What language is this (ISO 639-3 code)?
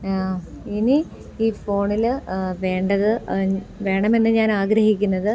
mal